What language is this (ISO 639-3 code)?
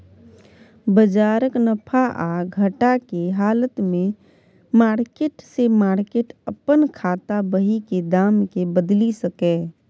mai